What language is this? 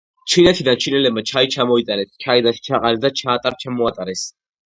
Georgian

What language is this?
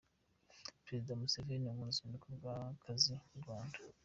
Kinyarwanda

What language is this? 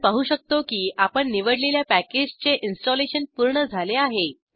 Marathi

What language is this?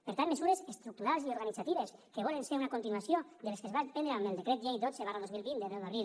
Catalan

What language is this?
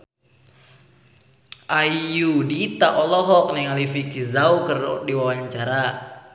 Sundanese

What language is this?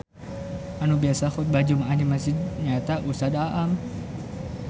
Sundanese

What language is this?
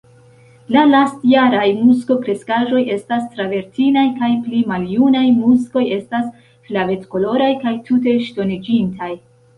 Esperanto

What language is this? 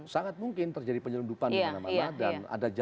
Indonesian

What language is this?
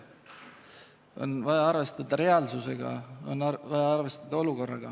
Estonian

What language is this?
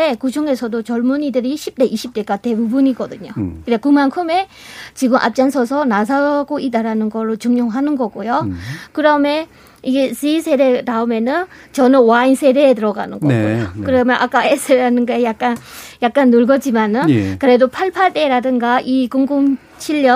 Korean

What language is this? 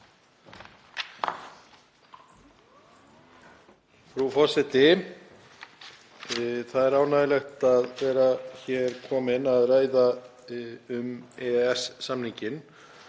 Icelandic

